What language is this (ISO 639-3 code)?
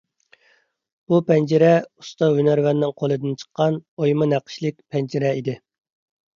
uig